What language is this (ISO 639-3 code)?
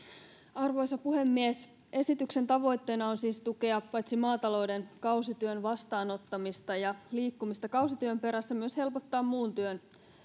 fin